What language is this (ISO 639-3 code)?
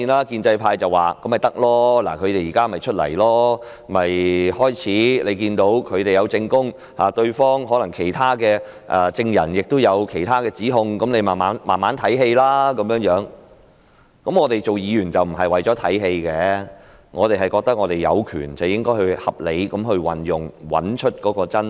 yue